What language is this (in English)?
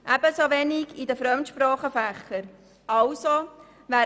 Swiss German